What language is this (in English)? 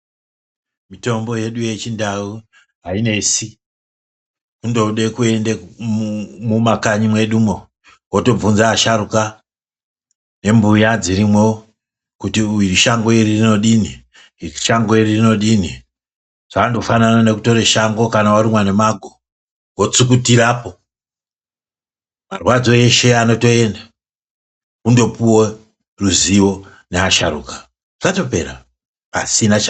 Ndau